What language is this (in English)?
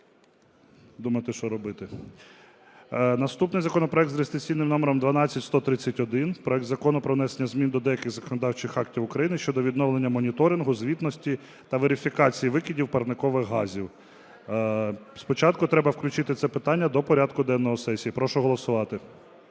Ukrainian